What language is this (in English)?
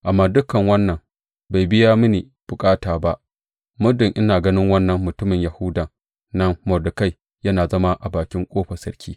Hausa